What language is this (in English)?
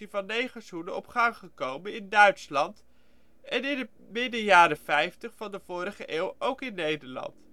Dutch